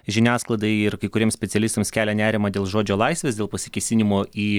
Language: Lithuanian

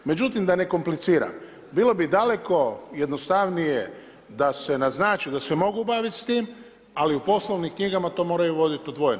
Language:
Croatian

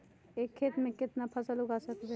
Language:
Magahi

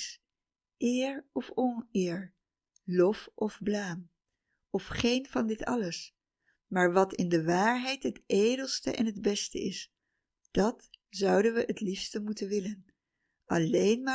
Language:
Dutch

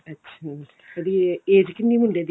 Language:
Punjabi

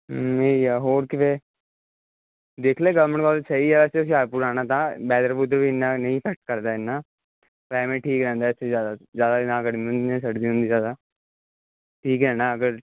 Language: Punjabi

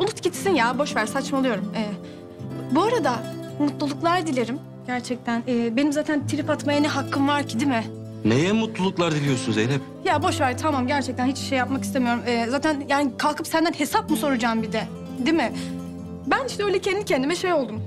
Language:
Turkish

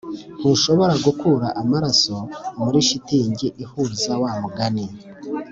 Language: Kinyarwanda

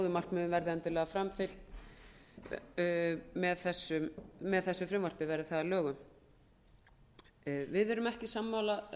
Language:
Icelandic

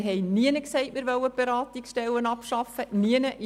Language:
Swiss German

